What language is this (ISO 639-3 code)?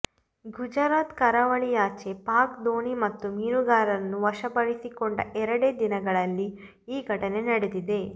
kan